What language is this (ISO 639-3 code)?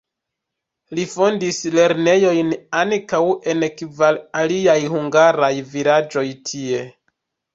epo